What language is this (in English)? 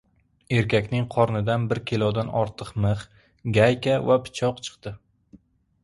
Uzbek